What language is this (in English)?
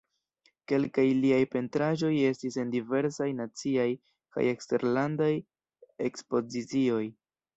Esperanto